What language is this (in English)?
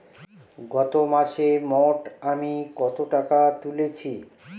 Bangla